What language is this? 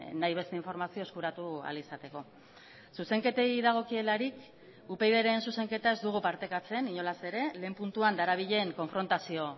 Basque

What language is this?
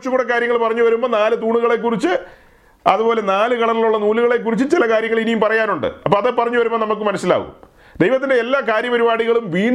Malayalam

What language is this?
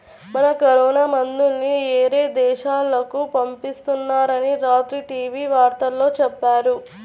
Telugu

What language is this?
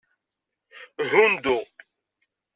Kabyle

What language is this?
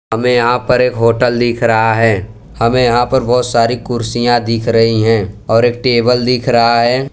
Hindi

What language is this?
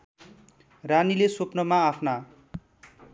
Nepali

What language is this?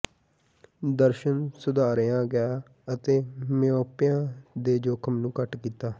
Punjabi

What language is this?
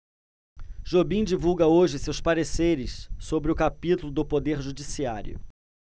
Portuguese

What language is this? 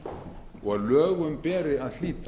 Icelandic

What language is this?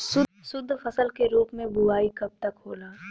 Bhojpuri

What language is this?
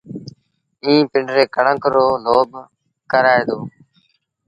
Sindhi Bhil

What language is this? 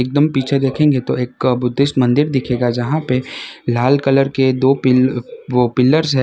Hindi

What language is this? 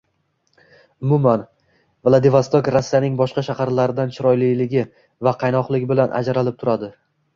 Uzbek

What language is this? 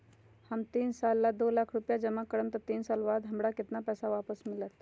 Magahi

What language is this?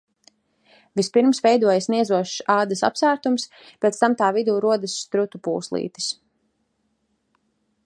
Latvian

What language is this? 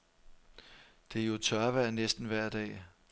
Danish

